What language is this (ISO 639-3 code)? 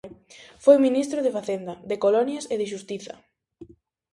glg